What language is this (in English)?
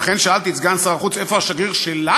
Hebrew